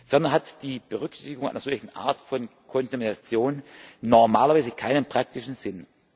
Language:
German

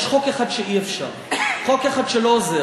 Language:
Hebrew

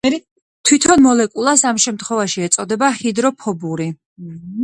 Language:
Georgian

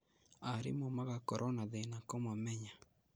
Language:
Kikuyu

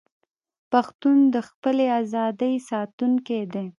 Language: Pashto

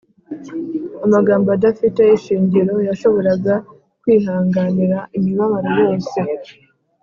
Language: Kinyarwanda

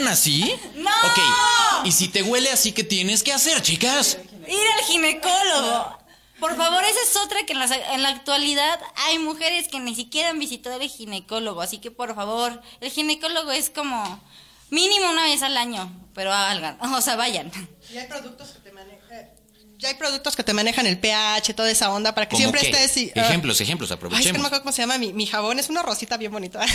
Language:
Spanish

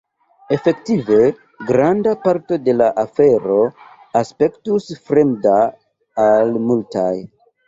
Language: Esperanto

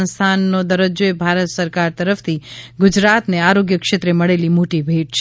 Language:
Gujarati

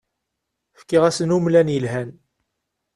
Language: Kabyle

